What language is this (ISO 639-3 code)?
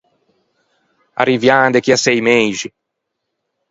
lij